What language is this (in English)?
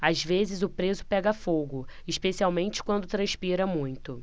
Portuguese